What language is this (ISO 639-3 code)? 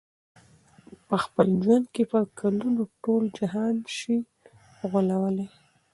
pus